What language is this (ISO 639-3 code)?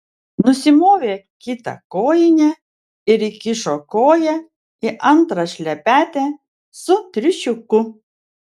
lit